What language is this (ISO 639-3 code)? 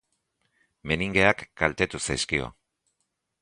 eus